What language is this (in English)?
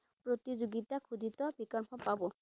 Assamese